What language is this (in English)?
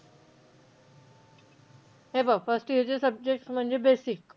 Marathi